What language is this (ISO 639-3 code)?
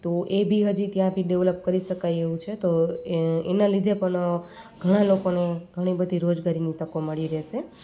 guj